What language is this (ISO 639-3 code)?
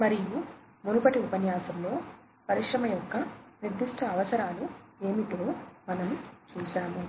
tel